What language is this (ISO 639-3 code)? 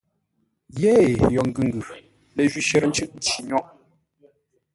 nla